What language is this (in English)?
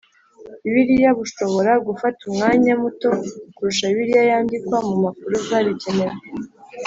Kinyarwanda